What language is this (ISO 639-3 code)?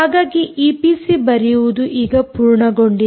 kan